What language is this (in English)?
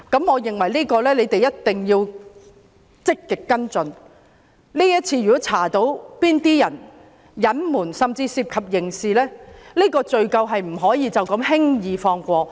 Cantonese